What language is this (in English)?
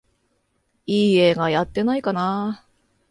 Japanese